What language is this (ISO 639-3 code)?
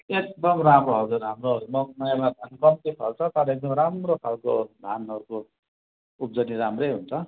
nep